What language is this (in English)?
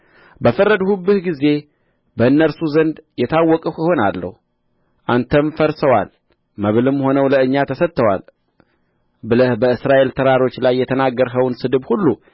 Amharic